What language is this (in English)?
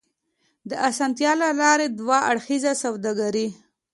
Pashto